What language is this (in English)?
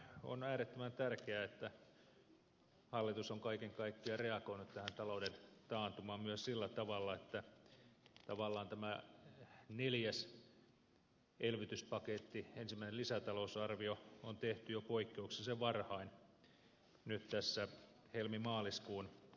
Finnish